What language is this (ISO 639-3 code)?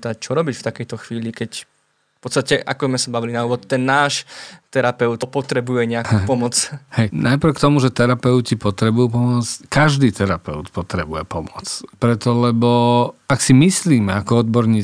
slk